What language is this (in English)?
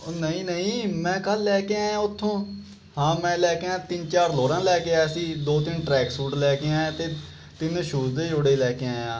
Punjabi